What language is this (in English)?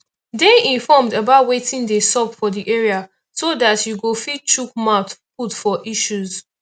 Nigerian Pidgin